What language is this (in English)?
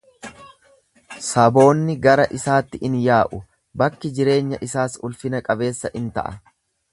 Oromo